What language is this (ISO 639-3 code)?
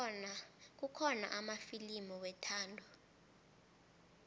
nbl